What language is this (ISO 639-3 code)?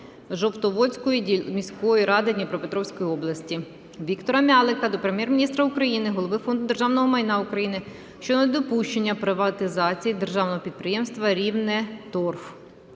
ukr